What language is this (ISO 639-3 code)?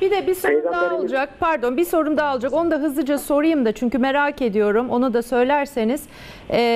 tur